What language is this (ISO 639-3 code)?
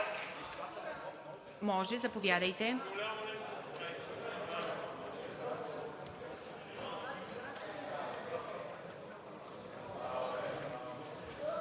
bul